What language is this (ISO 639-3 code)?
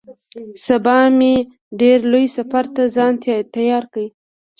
pus